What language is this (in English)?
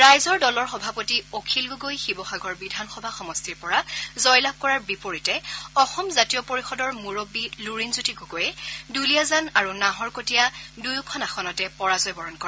Assamese